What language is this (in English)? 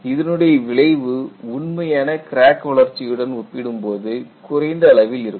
Tamil